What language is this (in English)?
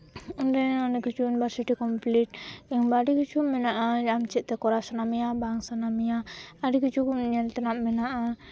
Santali